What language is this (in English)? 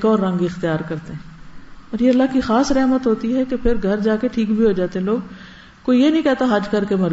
Urdu